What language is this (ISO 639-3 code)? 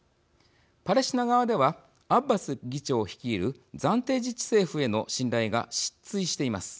jpn